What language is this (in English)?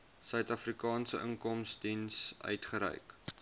Afrikaans